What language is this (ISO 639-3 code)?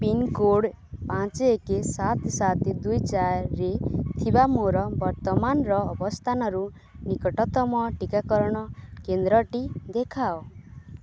ori